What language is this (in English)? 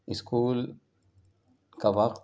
Urdu